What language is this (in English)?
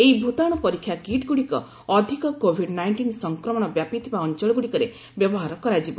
Odia